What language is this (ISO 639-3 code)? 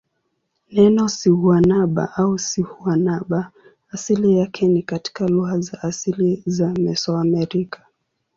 swa